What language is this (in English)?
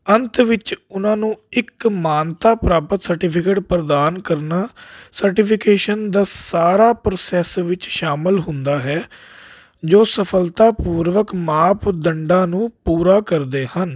Punjabi